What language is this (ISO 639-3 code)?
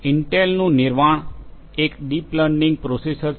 guj